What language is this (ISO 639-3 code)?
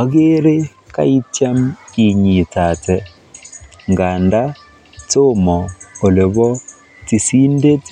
kln